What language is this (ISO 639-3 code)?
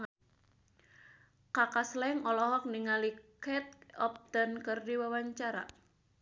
sun